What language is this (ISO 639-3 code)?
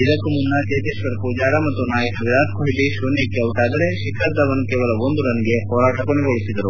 kan